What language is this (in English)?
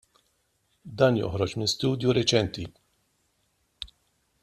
Maltese